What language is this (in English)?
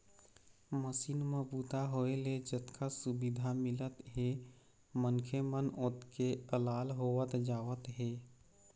Chhattisgarhi